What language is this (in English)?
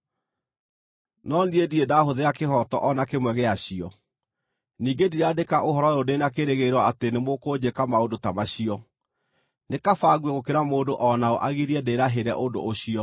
Kikuyu